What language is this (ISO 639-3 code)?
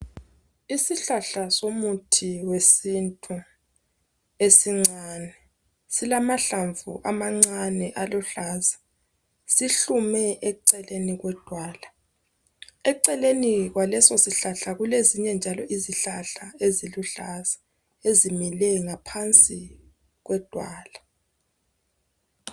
nde